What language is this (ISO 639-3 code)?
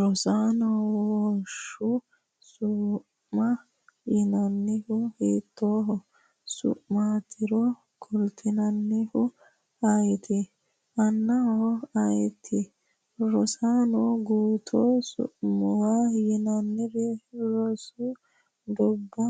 sid